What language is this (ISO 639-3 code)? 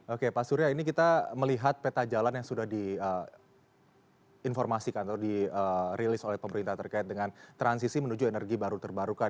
ind